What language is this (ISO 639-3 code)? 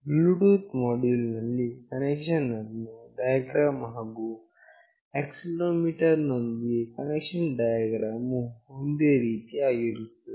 kan